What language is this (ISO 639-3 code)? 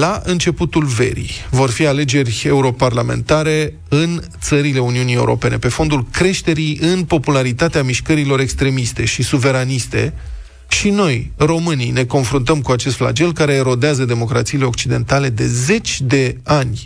ron